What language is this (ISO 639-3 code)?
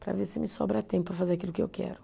por